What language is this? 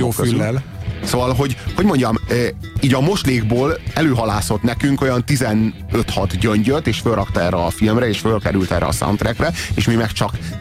Hungarian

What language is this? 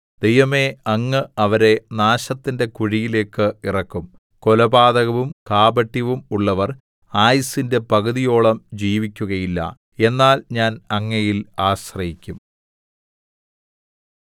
Malayalam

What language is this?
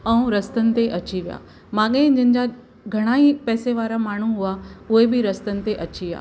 Sindhi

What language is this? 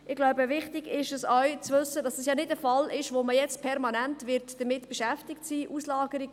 Swiss German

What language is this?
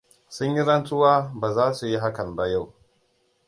Hausa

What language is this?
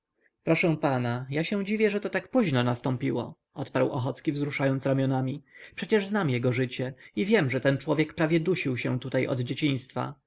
Polish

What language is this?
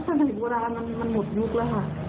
Thai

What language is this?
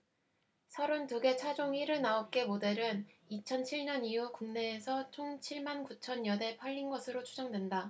Korean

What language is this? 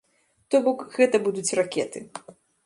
Belarusian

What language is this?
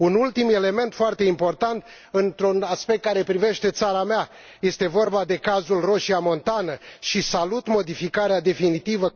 Romanian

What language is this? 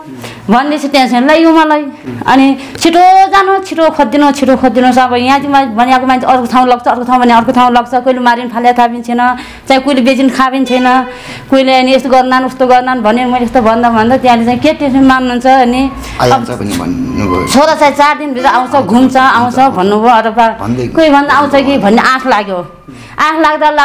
Indonesian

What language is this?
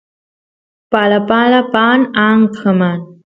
Santiago del Estero Quichua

